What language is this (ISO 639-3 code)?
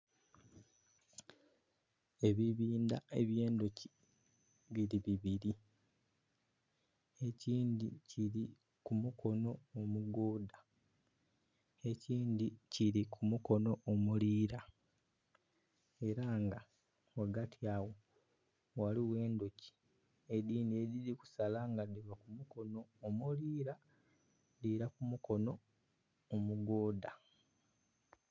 xog